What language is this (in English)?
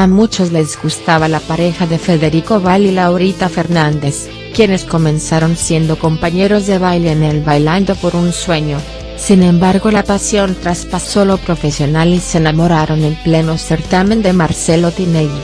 Spanish